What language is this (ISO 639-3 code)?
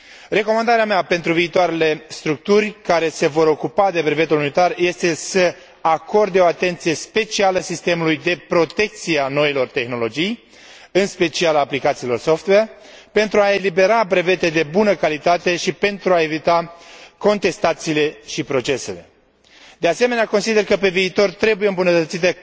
ron